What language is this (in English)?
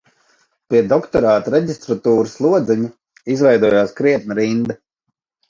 Latvian